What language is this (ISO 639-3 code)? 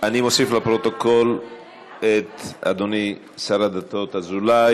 heb